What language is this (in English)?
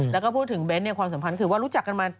Thai